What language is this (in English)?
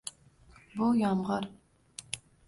Uzbek